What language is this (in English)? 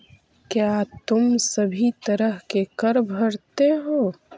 Magahi